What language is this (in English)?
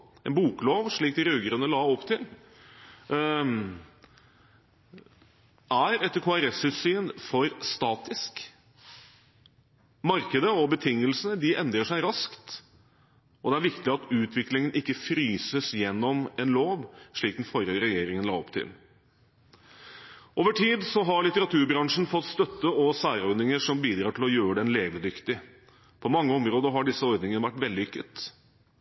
Norwegian Bokmål